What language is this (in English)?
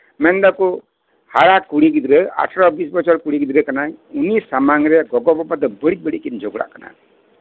Santali